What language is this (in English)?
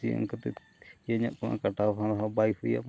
Santali